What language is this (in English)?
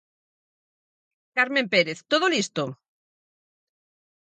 Galician